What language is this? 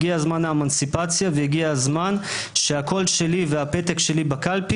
Hebrew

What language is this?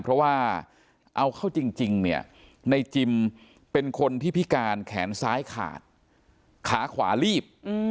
Thai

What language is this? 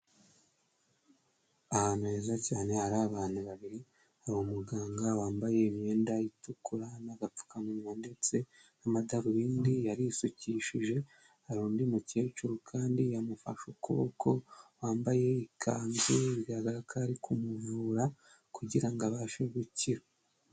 Kinyarwanda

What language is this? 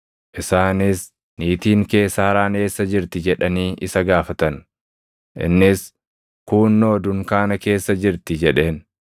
Oromo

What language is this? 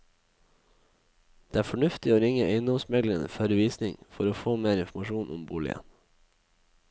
Norwegian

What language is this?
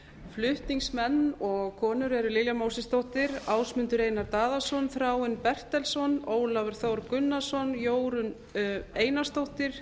Icelandic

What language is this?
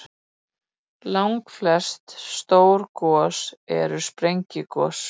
Icelandic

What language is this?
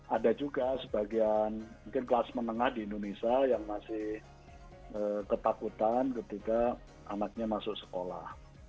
Indonesian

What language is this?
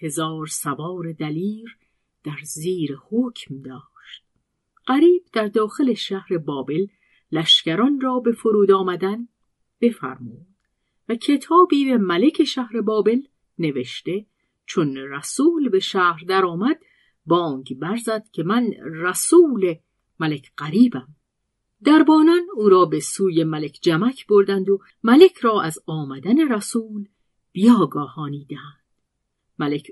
Persian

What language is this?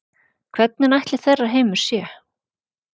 Icelandic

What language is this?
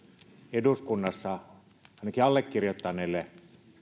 Finnish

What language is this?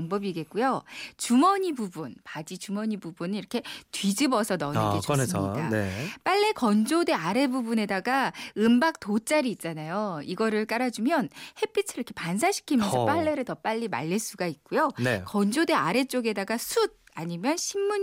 Korean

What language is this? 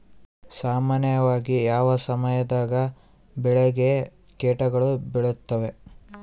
Kannada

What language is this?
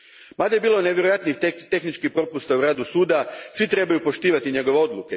Croatian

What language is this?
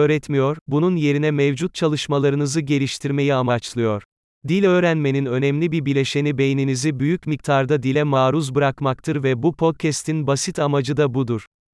Turkish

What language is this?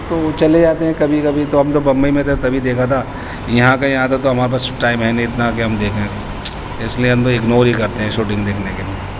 Urdu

